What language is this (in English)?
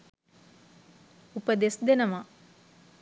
Sinhala